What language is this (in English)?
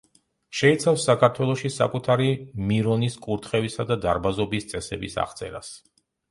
Georgian